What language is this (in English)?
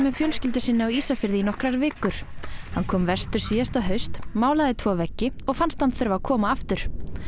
Icelandic